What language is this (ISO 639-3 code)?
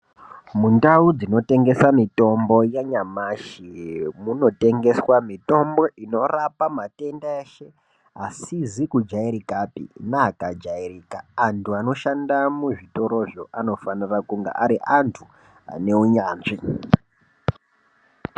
ndc